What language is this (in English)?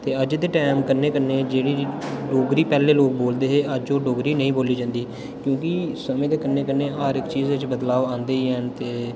Dogri